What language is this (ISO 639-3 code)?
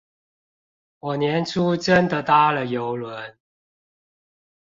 zho